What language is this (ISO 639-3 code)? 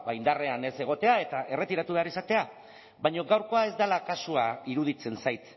eus